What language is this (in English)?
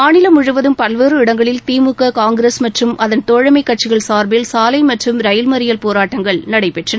Tamil